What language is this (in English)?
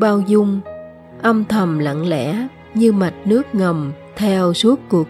Vietnamese